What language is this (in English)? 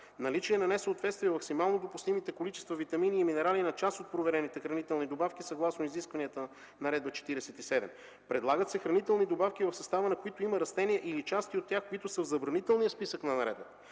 Bulgarian